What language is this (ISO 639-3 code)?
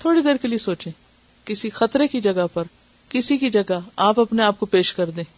urd